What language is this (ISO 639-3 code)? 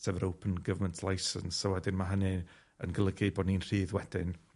cym